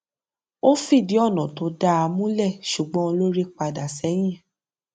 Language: Yoruba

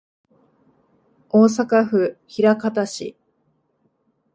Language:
Japanese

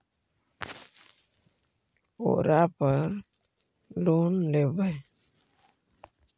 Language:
Magahi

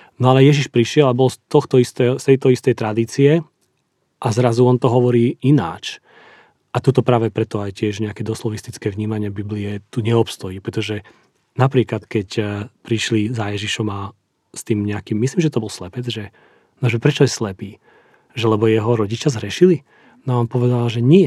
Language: Slovak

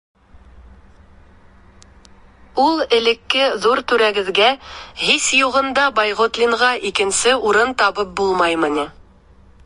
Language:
Bashkir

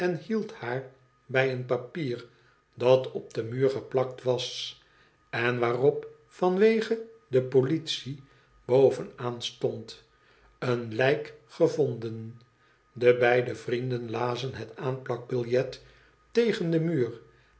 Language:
Dutch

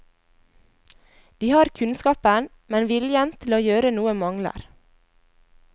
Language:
Norwegian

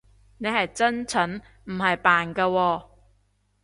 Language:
Cantonese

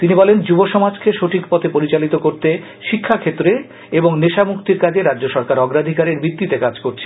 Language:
Bangla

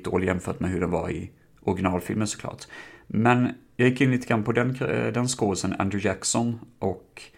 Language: Swedish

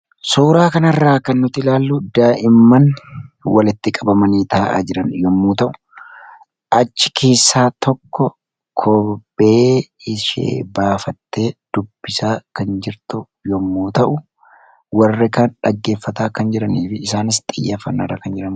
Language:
Oromo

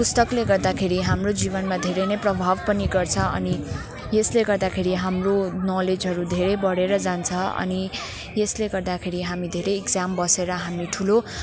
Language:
Nepali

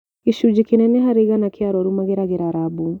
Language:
Kikuyu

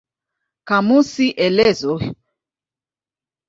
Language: Swahili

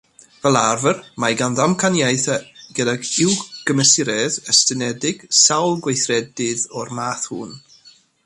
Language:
Welsh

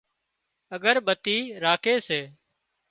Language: Wadiyara Koli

